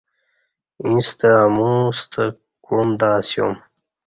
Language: Kati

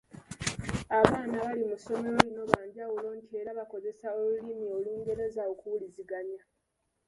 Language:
Ganda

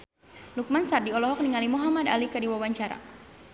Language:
Sundanese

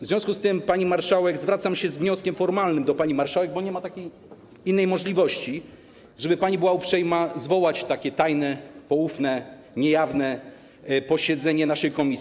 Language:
Polish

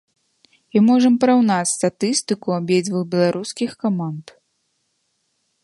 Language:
Belarusian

